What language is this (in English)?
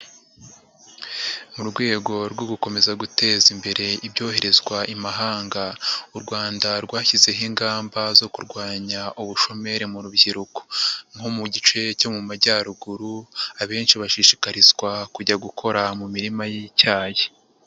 Kinyarwanda